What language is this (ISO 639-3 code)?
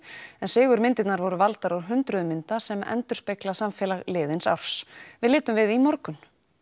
isl